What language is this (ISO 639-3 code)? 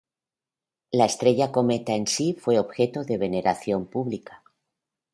spa